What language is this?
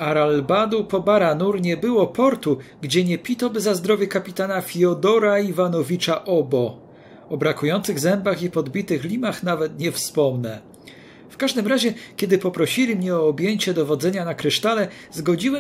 Polish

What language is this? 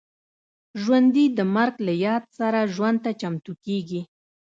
Pashto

